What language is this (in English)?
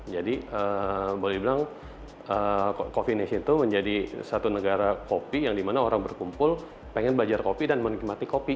Indonesian